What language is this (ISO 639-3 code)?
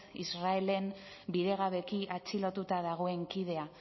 eus